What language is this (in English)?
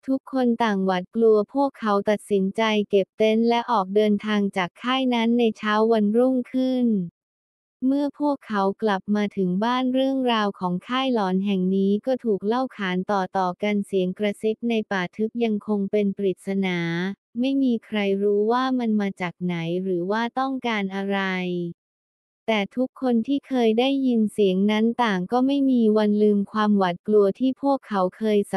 Thai